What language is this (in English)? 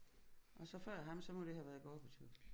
Danish